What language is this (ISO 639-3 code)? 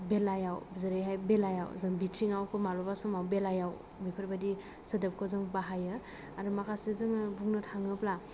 brx